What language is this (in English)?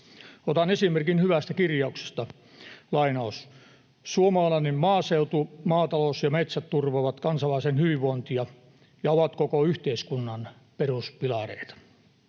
Finnish